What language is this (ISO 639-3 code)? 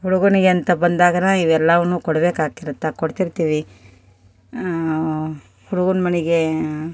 kan